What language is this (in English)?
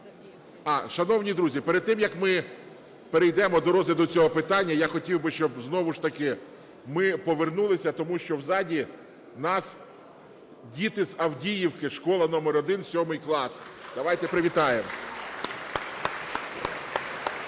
Ukrainian